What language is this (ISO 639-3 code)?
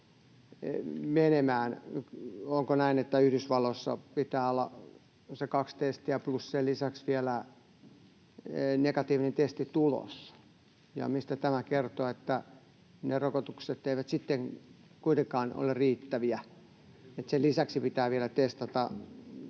fin